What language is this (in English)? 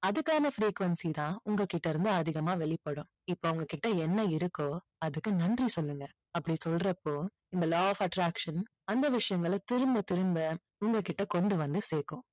Tamil